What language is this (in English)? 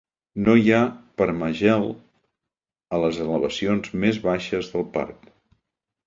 Catalan